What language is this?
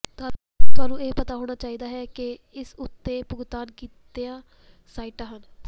Punjabi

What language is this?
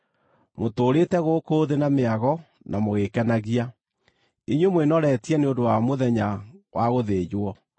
Kikuyu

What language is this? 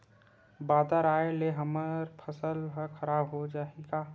Chhattisgarhi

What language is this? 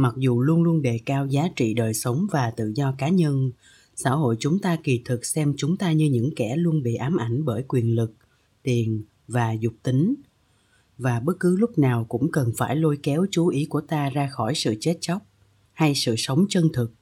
Vietnamese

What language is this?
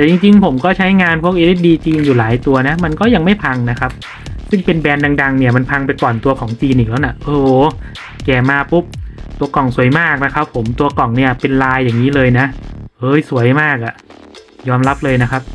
Thai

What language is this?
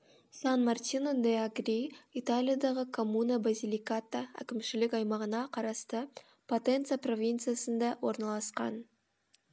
Kazakh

